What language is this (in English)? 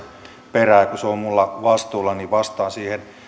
Finnish